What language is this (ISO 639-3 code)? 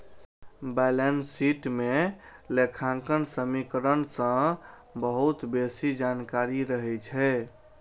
mai